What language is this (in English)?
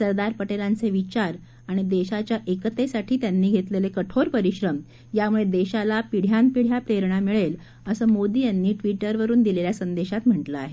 Marathi